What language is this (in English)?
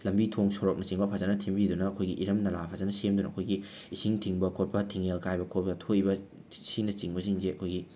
Manipuri